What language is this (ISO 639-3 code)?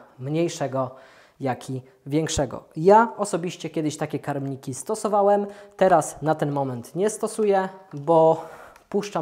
pol